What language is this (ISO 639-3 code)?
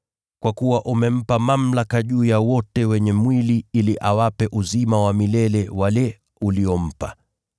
swa